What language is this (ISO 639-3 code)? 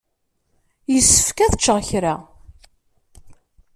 kab